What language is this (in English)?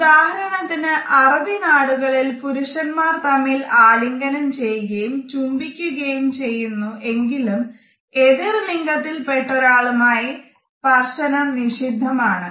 Malayalam